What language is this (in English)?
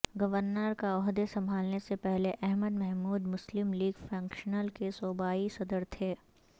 Urdu